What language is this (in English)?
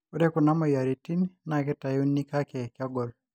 Masai